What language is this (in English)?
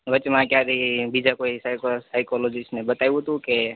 Gujarati